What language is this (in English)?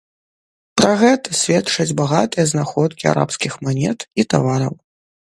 Belarusian